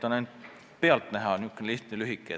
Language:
Estonian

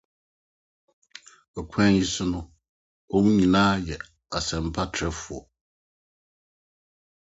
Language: Akan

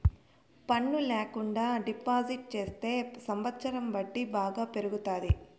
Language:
Telugu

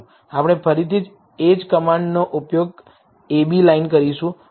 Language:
Gujarati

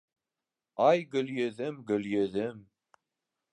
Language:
Bashkir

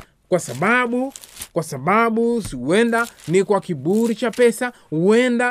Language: Swahili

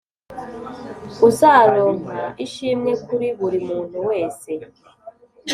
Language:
Kinyarwanda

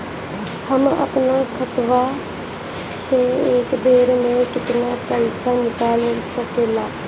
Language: Bhojpuri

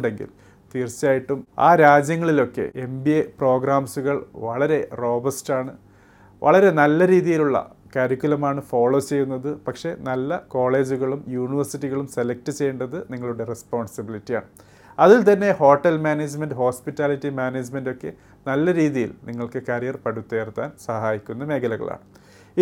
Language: Malayalam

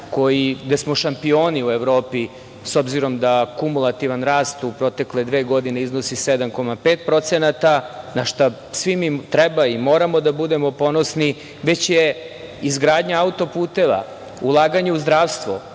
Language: Serbian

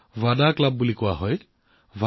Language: Assamese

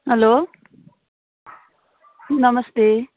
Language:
Nepali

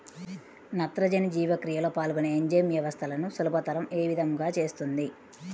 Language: Telugu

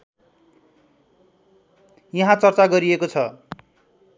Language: Nepali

